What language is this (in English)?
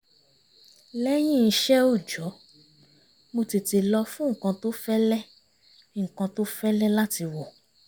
Yoruba